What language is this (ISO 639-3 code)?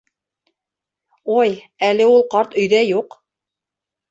bak